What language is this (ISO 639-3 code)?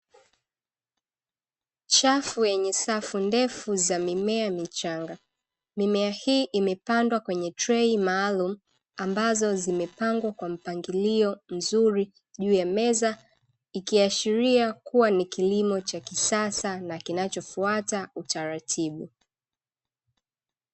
swa